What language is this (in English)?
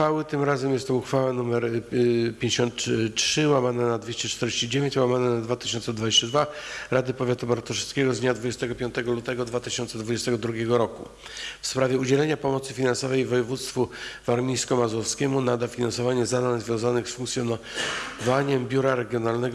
Polish